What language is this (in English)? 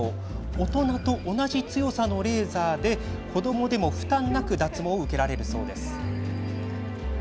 Japanese